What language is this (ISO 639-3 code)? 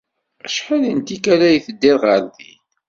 kab